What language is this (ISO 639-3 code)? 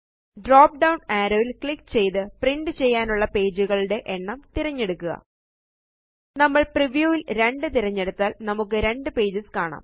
mal